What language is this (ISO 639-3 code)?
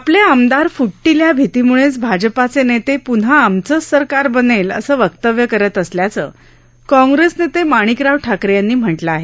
mar